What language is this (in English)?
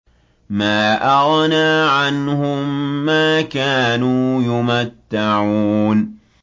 Arabic